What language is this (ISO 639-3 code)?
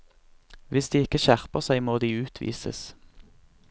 nor